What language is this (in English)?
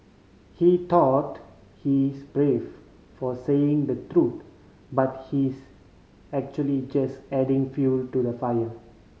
English